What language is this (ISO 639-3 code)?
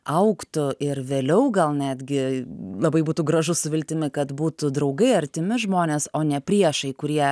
lit